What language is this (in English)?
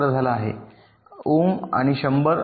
Marathi